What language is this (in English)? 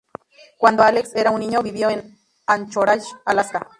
Spanish